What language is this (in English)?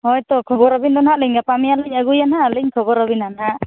Santali